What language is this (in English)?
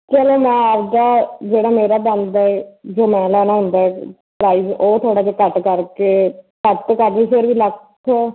Punjabi